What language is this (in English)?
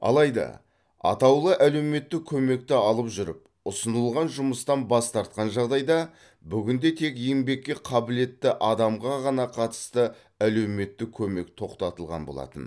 Kazakh